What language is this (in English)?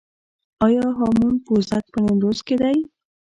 Pashto